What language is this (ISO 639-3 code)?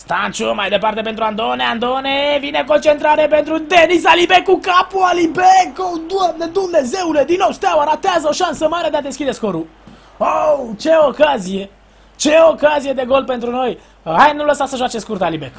ron